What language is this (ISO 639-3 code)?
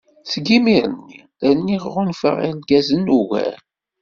kab